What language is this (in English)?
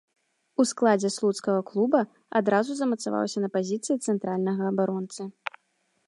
Belarusian